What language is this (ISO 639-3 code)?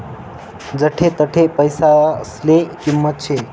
mar